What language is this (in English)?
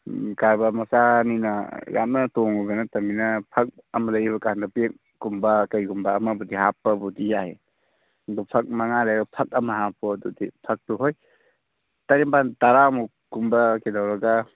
Manipuri